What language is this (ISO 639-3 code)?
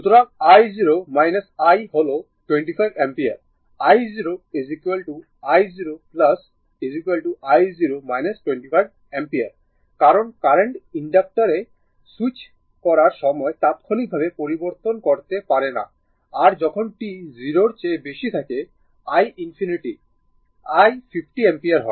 ben